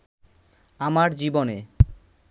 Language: Bangla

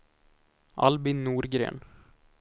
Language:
Swedish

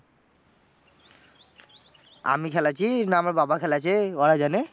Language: Bangla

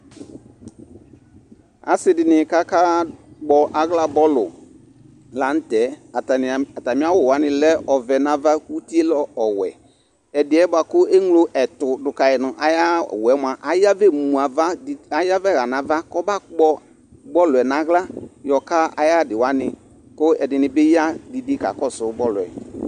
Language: Ikposo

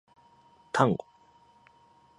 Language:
Japanese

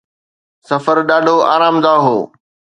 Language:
Sindhi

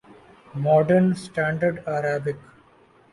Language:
Urdu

